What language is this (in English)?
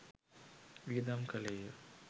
Sinhala